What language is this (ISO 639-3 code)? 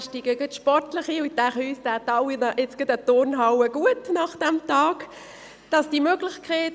gsw